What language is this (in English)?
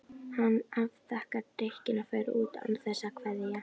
Icelandic